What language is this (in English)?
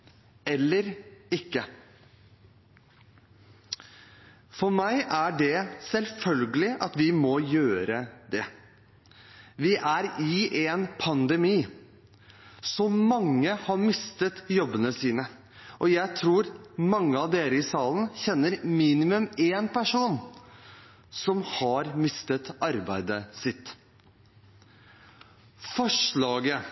Norwegian Bokmål